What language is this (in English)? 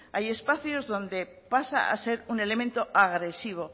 Spanish